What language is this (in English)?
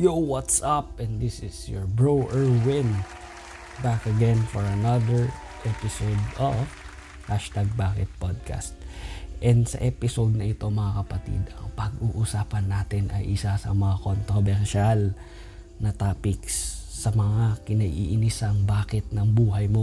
Filipino